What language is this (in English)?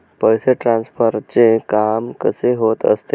Marathi